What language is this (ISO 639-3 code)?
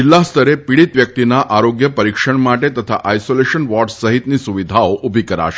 guj